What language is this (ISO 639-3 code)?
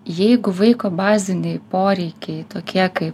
lit